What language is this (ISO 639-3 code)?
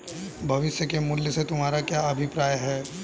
hin